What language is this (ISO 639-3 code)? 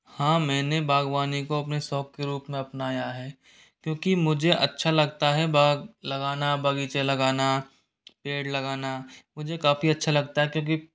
hin